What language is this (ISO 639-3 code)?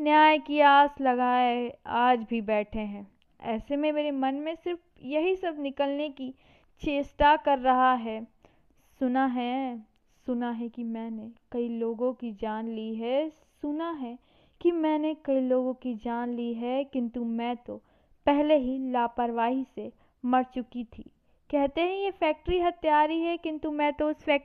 hin